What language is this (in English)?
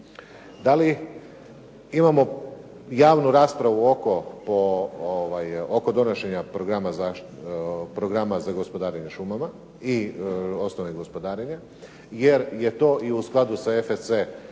Croatian